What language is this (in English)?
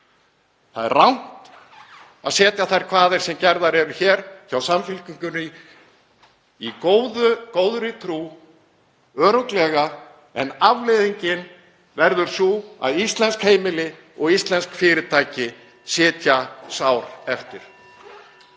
Icelandic